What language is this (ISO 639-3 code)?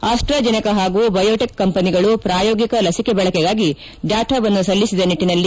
kan